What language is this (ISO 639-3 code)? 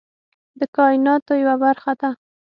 pus